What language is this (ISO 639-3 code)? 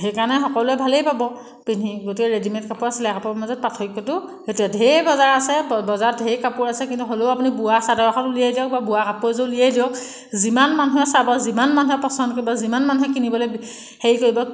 asm